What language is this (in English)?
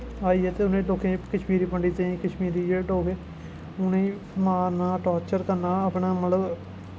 Dogri